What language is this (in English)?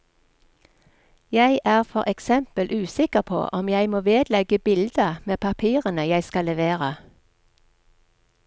Norwegian